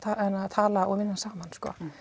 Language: Icelandic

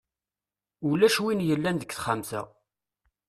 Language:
Kabyle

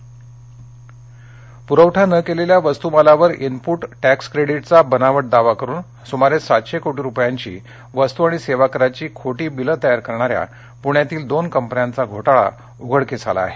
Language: Marathi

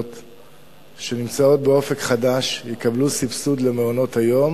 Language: Hebrew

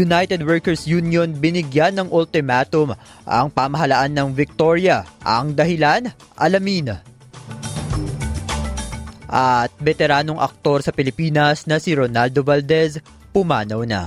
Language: Filipino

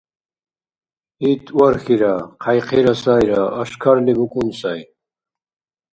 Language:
Dargwa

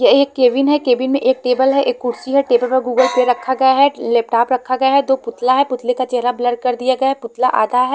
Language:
Hindi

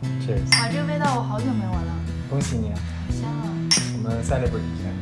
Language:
Chinese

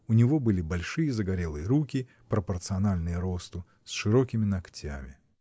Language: Russian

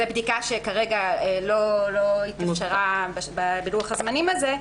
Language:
Hebrew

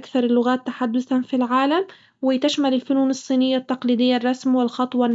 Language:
Hijazi Arabic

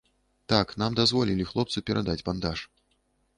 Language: Belarusian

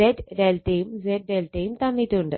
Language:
Malayalam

